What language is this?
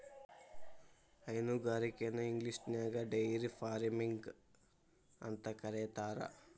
Kannada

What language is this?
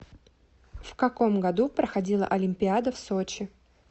Russian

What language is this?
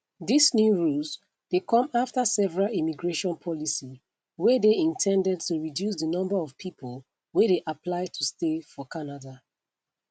Nigerian Pidgin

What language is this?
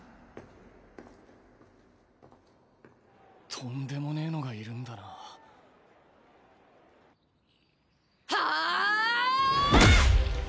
Japanese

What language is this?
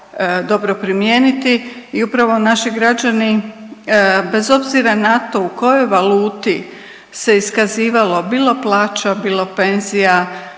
Croatian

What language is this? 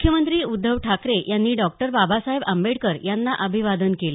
Marathi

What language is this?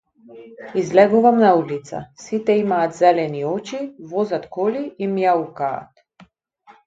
Macedonian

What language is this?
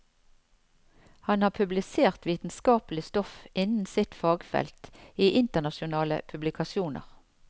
Norwegian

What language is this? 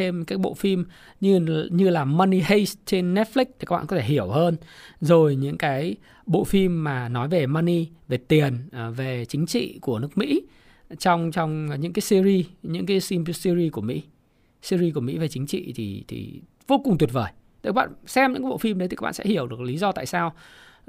Vietnamese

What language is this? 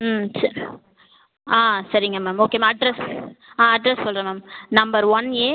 Tamil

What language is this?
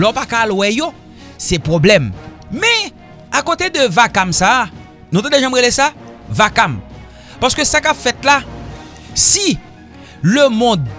French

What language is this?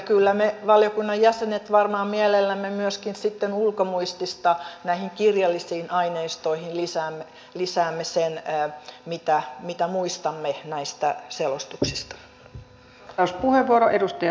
Finnish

